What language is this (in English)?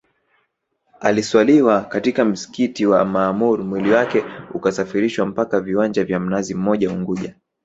Swahili